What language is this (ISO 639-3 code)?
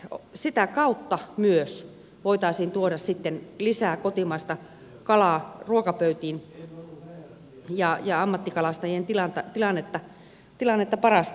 fin